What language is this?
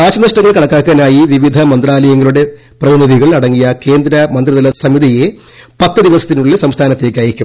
Malayalam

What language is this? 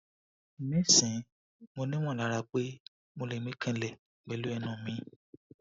Yoruba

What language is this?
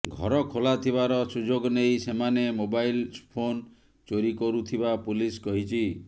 Odia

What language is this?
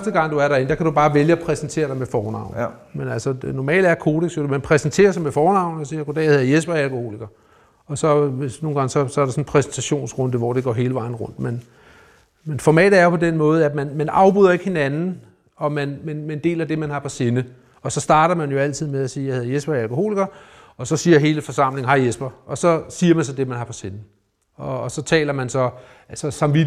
Danish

